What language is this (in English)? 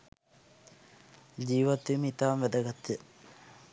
Sinhala